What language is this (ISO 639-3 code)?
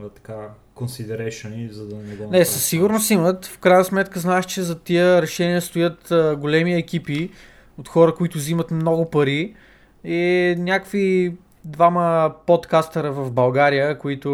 bul